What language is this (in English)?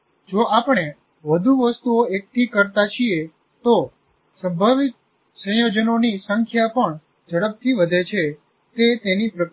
Gujarati